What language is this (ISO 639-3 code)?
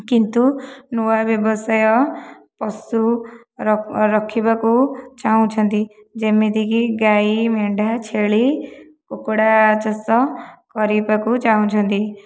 ori